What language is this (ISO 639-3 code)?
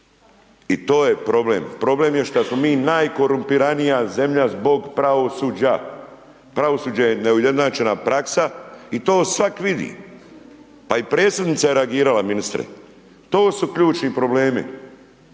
hrv